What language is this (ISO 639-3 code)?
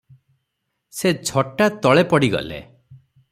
ori